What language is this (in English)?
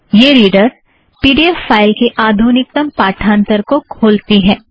Hindi